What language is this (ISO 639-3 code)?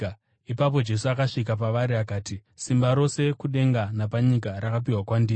sna